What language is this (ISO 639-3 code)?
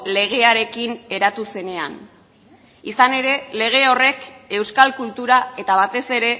eus